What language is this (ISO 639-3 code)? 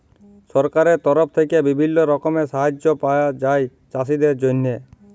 ben